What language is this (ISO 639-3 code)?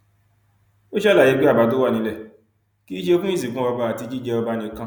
yor